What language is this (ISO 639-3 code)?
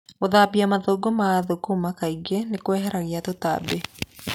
kik